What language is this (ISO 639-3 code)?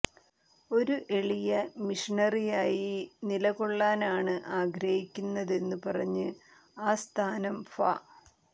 mal